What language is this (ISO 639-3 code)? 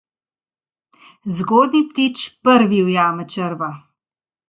slv